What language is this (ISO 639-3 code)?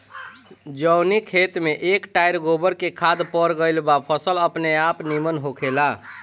bho